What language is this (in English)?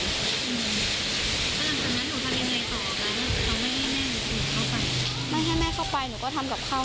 Thai